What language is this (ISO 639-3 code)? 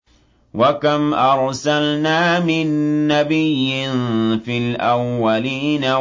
ara